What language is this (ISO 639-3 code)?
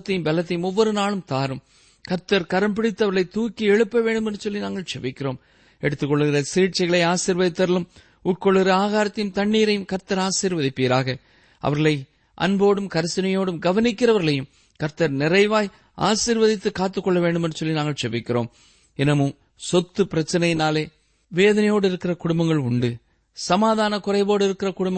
tam